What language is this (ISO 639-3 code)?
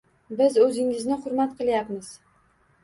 uzb